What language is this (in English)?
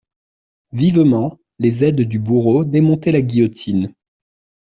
French